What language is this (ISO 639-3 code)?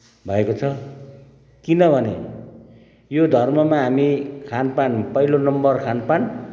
nep